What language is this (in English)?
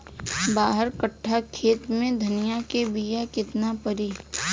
Bhojpuri